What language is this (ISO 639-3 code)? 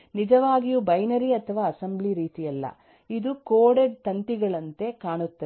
kan